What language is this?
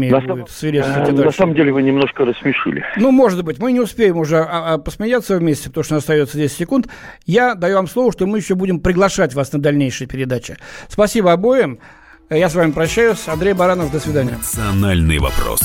Russian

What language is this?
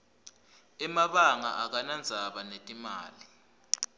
Swati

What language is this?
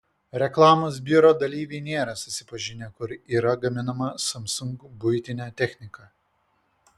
Lithuanian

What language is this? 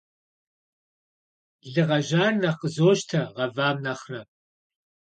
Kabardian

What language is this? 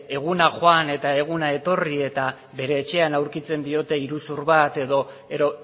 Basque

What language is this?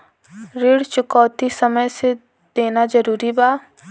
Bhojpuri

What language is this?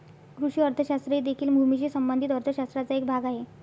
Marathi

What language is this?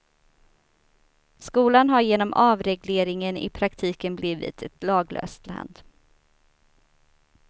Swedish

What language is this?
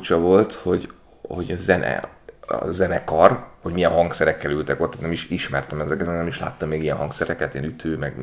Hungarian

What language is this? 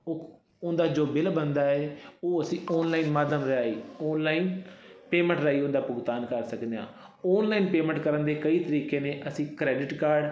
Punjabi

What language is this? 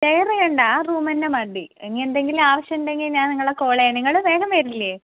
Malayalam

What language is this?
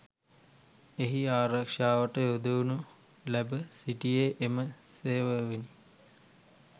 Sinhala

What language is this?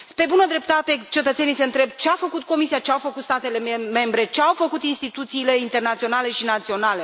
Romanian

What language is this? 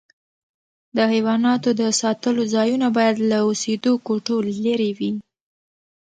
Pashto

